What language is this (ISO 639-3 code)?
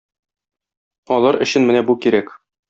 tat